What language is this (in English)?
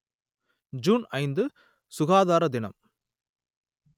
Tamil